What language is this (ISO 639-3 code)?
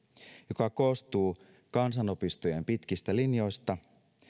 fin